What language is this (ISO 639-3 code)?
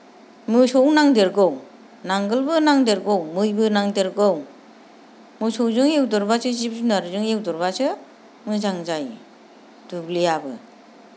brx